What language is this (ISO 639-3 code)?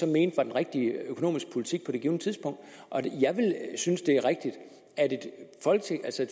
dan